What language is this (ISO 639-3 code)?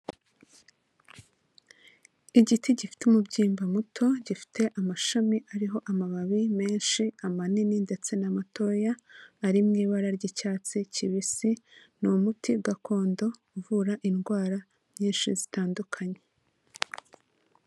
kin